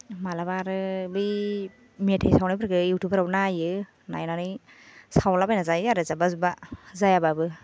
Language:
Bodo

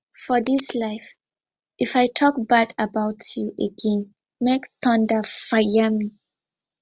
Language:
Nigerian Pidgin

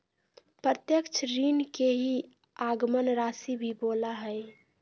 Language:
Magahi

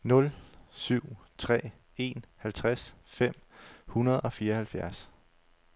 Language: Danish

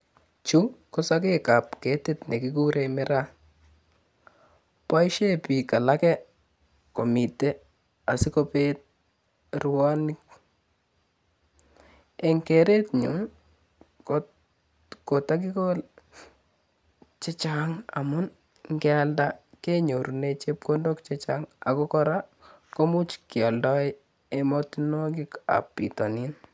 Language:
Kalenjin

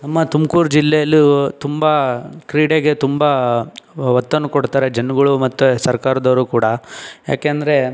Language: Kannada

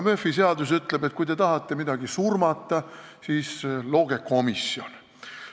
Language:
Estonian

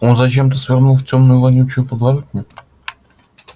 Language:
Russian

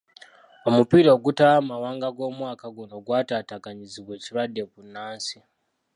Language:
Ganda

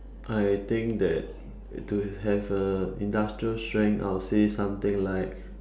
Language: English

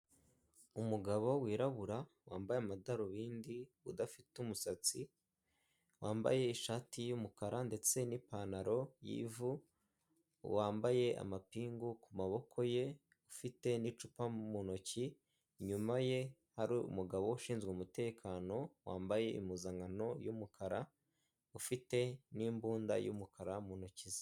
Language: Kinyarwanda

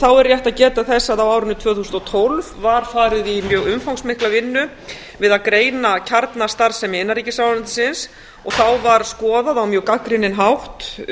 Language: Icelandic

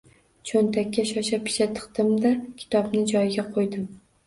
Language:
Uzbek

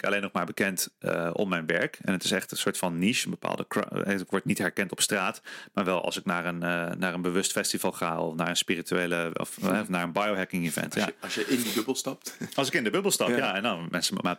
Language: Dutch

